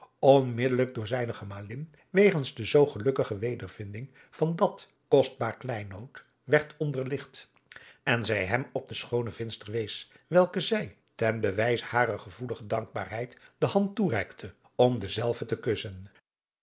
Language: Dutch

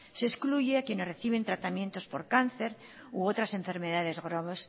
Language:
Spanish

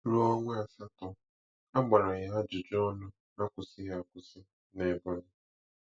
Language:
Igbo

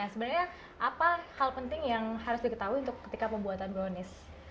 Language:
Indonesian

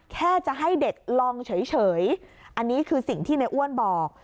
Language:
Thai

